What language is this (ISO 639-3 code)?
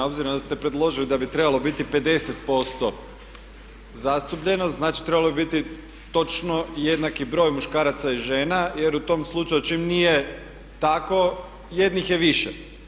hrv